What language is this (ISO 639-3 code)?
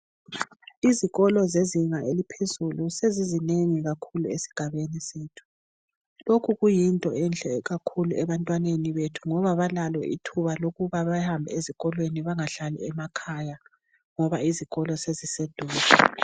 nde